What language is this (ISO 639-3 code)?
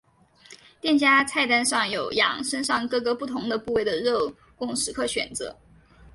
zho